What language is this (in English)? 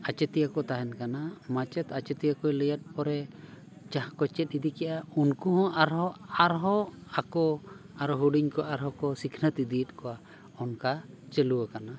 Santali